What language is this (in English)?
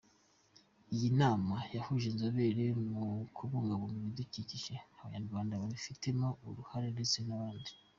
Kinyarwanda